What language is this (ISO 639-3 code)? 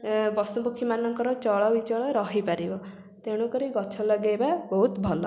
ori